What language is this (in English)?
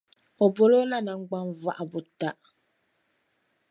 Dagbani